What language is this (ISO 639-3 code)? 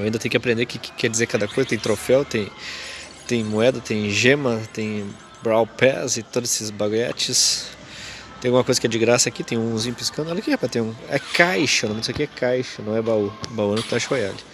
por